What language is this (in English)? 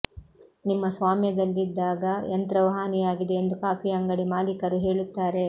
Kannada